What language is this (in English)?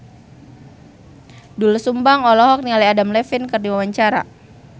Sundanese